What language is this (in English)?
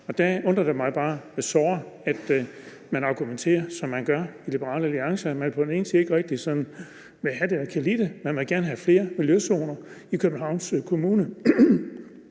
Danish